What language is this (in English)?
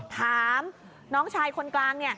Thai